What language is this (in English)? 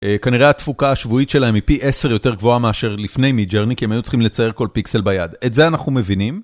Hebrew